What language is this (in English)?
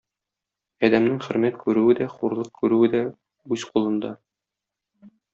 Tatar